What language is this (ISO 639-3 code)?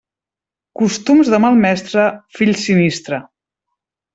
cat